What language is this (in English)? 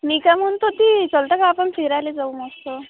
Marathi